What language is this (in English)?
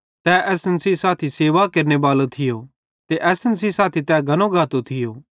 Bhadrawahi